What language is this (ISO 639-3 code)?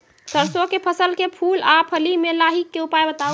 mai